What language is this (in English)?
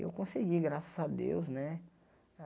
Portuguese